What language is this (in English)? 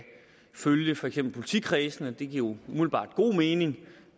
Danish